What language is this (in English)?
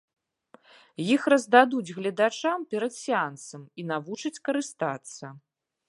Belarusian